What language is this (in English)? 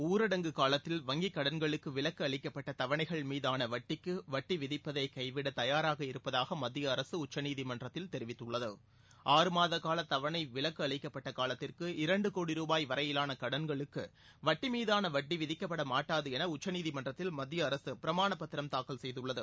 Tamil